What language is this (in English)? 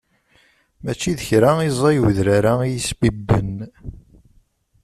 Kabyle